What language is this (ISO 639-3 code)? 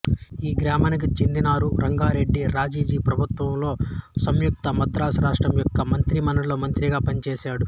tel